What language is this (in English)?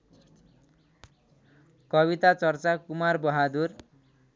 Nepali